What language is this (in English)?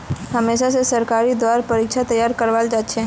Magahi